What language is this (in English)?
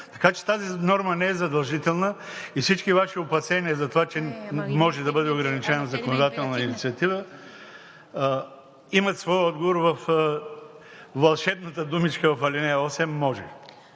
Bulgarian